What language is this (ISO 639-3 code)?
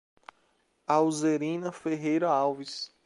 por